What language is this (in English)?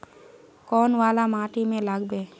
Magahi